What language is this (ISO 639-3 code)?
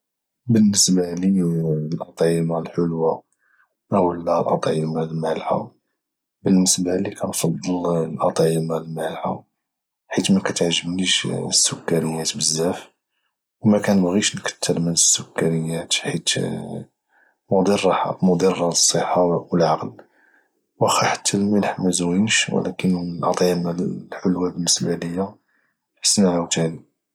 ary